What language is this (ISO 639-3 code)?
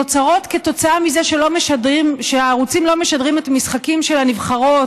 heb